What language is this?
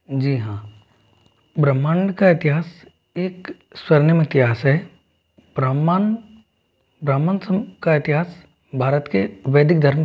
Hindi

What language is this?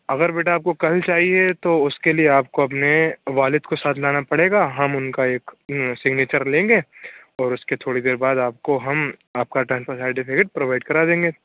Urdu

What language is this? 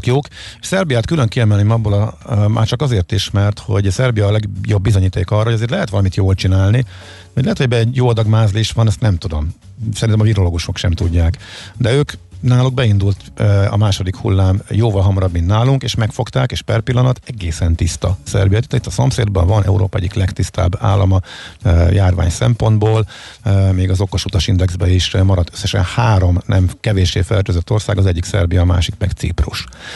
Hungarian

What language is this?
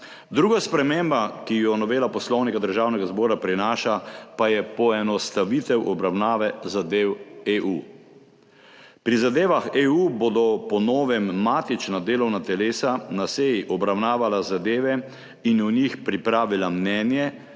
Slovenian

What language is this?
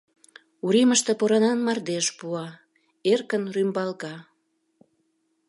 Mari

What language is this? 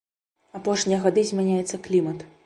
Belarusian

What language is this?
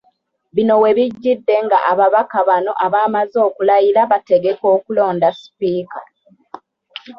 Ganda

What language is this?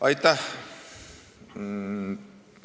Estonian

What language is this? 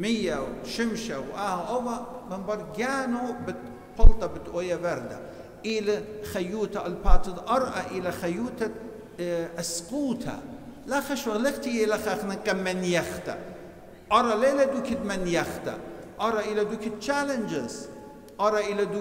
Arabic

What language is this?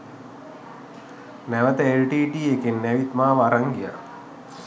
Sinhala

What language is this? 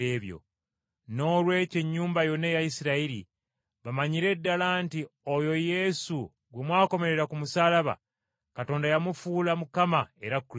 Ganda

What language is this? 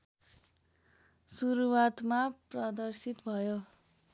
Nepali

